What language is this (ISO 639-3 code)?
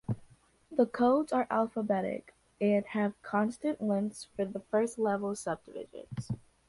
eng